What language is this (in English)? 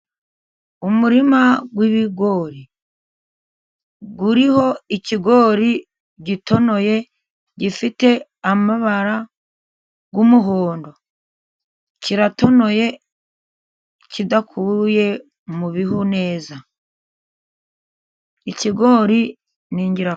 Kinyarwanda